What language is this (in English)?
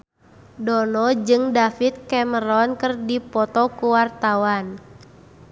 Sundanese